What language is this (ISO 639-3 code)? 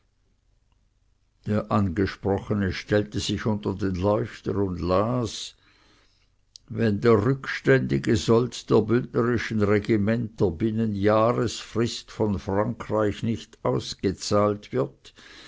deu